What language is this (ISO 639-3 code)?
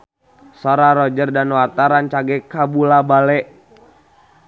sun